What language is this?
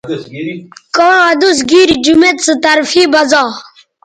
Bateri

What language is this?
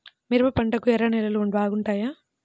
Telugu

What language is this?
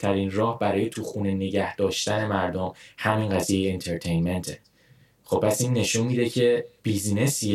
Persian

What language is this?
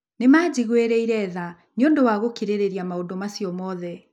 Kikuyu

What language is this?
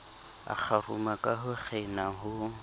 Southern Sotho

